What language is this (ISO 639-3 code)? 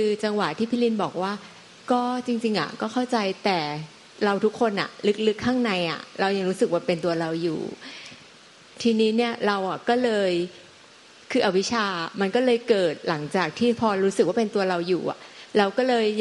tha